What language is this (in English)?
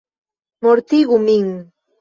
Esperanto